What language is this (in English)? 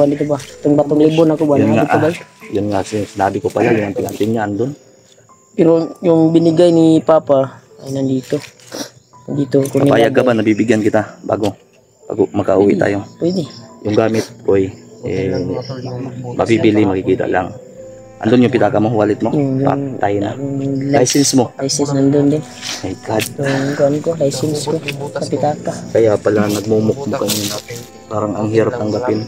Filipino